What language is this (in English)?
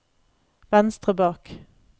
Norwegian